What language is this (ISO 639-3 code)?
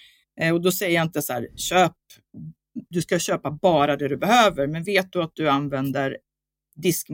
swe